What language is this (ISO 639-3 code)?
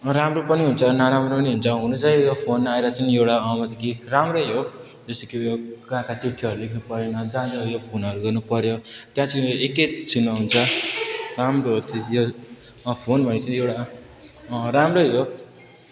nep